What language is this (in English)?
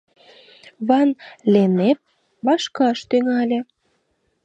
Mari